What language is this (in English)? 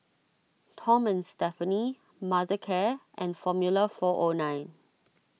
English